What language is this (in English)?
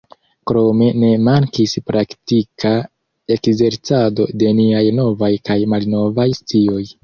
Esperanto